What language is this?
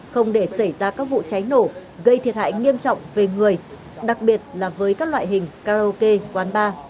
Vietnamese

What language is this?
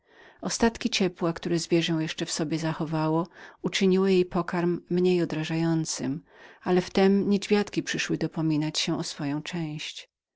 Polish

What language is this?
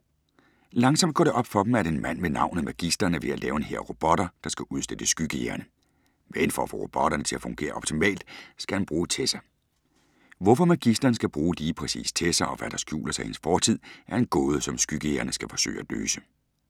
Danish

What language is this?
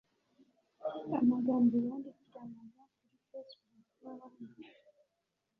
Kinyarwanda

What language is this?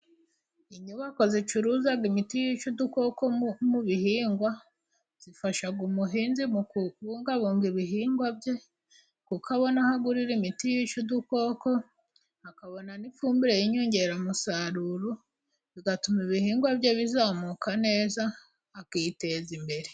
Kinyarwanda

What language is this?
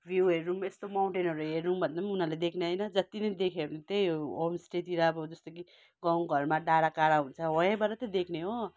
Nepali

